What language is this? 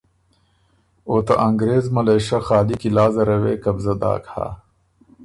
Ormuri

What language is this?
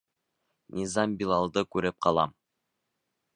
Bashkir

